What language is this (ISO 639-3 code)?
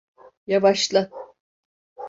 tur